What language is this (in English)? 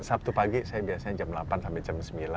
Indonesian